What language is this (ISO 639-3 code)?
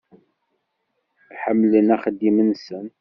kab